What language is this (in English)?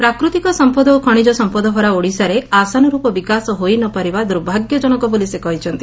Odia